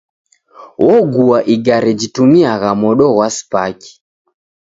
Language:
Taita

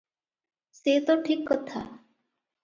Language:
Odia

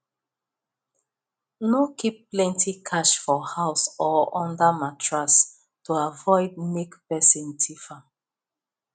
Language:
Nigerian Pidgin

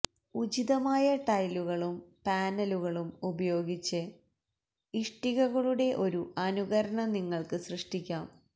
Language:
Malayalam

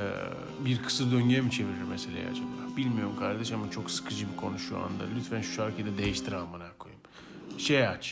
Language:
Turkish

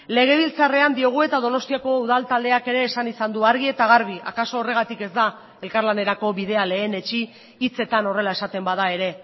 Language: Basque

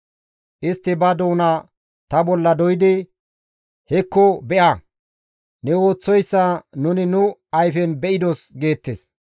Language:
Gamo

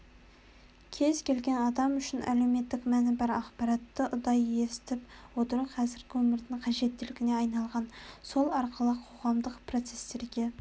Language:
Kazakh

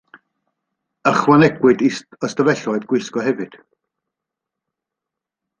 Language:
Welsh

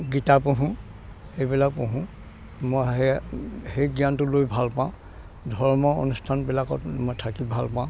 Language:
Assamese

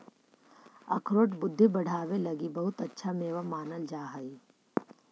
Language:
Magahi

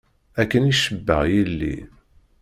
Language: Kabyle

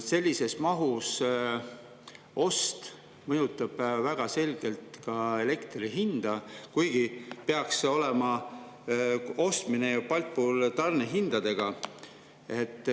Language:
Estonian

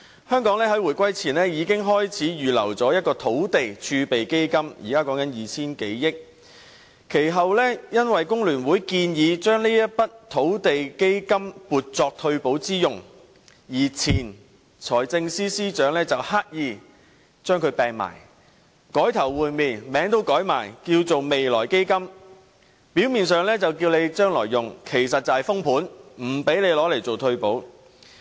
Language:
Cantonese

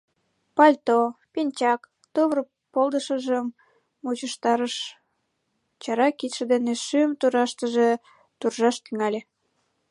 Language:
Mari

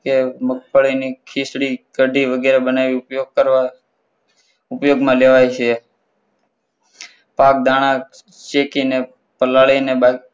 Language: Gujarati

